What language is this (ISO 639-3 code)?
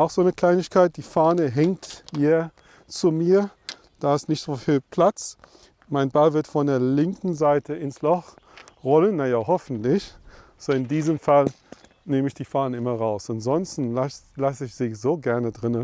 deu